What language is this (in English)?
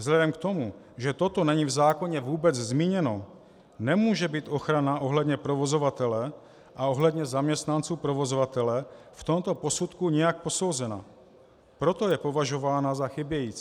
Czech